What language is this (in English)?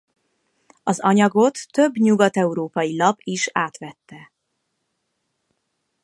Hungarian